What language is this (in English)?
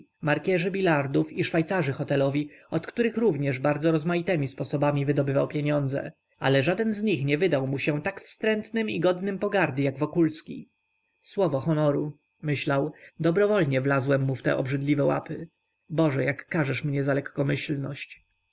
Polish